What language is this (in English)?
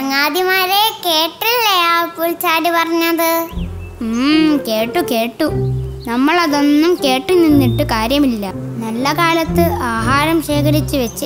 Hindi